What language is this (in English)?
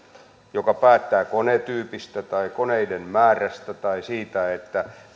Finnish